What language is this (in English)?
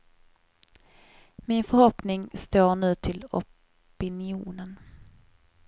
Swedish